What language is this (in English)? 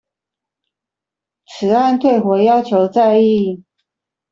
Chinese